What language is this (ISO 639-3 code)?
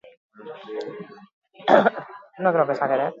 eus